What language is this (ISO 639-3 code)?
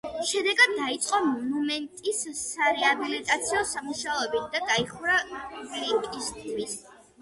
kat